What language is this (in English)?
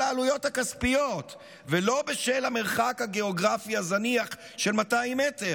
Hebrew